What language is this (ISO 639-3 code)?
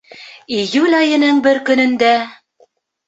bak